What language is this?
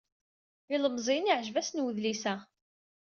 Kabyle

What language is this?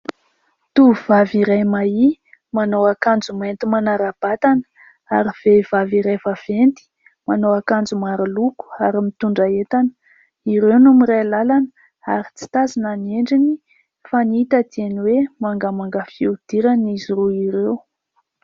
Malagasy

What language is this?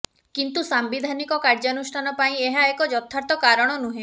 Odia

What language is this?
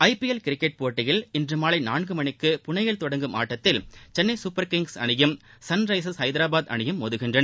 Tamil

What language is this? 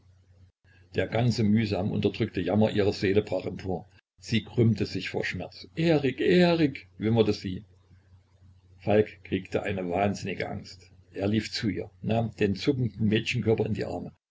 German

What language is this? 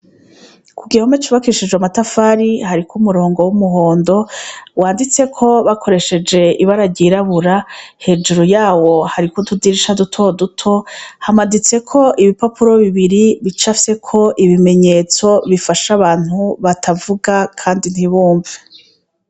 Rundi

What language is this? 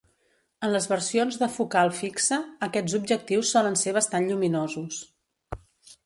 Catalan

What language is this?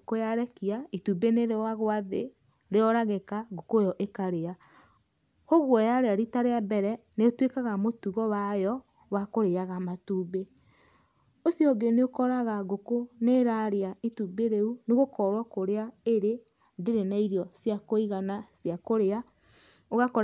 Kikuyu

